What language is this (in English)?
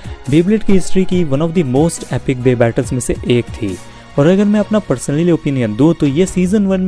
Hindi